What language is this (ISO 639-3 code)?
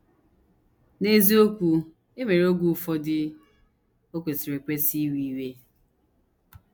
ibo